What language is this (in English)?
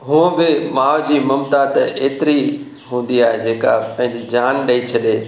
Sindhi